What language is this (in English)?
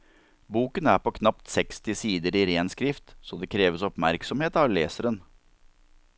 Norwegian